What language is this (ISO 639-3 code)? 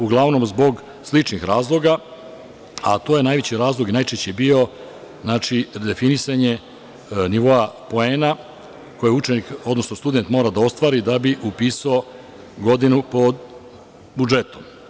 srp